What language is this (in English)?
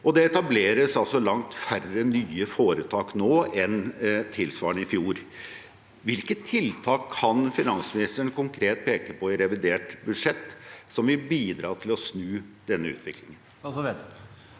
Norwegian